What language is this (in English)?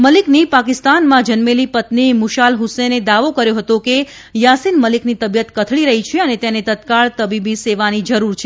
Gujarati